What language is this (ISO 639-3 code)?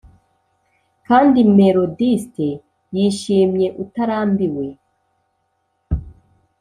kin